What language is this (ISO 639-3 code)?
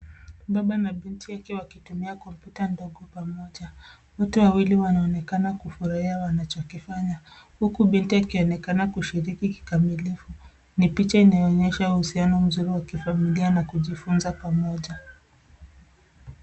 swa